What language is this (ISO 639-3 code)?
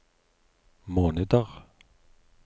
nor